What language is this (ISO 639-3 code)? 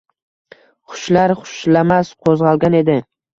uzb